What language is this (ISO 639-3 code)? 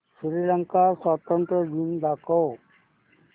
mar